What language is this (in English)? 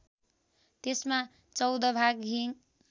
Nepali